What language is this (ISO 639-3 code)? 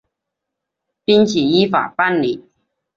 zho